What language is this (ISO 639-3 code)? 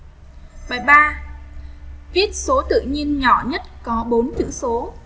vie